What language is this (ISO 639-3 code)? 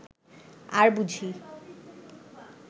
ben